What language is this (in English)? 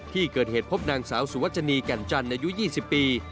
Thai